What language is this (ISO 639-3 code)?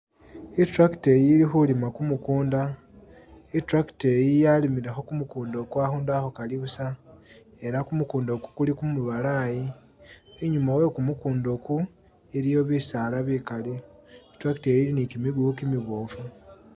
myx